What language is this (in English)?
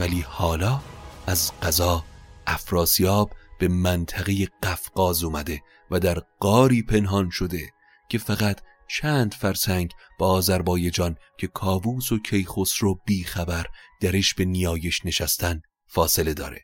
Persian